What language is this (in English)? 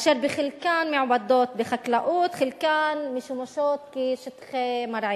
Hebrew